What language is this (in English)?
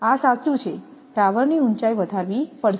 Gujarati